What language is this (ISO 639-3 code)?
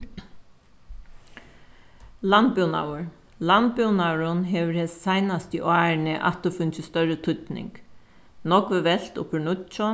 fao